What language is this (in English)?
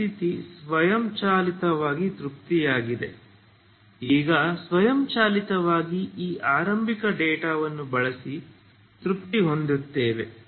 Kannada